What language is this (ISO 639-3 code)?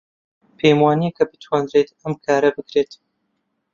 ckb